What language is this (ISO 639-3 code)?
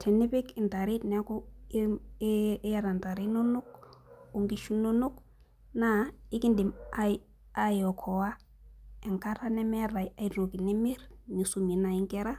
mas